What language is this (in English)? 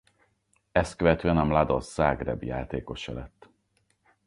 Hungarian